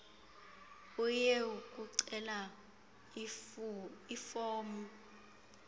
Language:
Xhosa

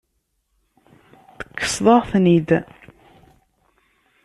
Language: Kabyle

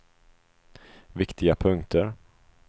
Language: Swedish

